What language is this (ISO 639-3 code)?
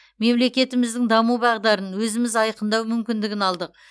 kaz